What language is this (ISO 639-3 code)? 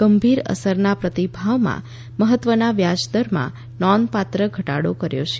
guj